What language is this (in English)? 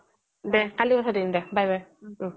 Assamese